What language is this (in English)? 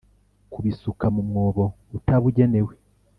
Kinyarwanda